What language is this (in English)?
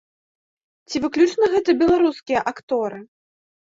Belarusian